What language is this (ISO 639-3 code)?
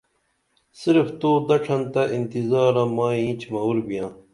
dml